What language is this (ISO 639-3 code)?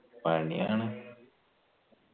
mal